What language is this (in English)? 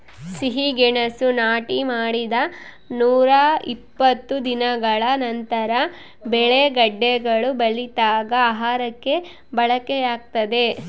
Kannada